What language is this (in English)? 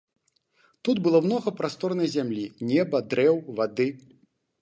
Belarusian